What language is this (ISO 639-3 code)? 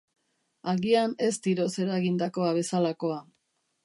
eus